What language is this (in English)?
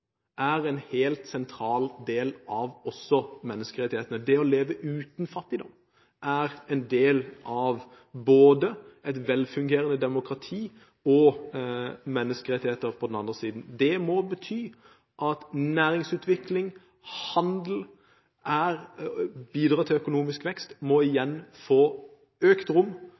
Norwegian Bokmål